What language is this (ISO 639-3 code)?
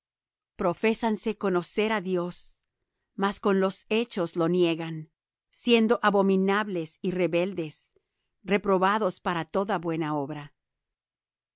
spa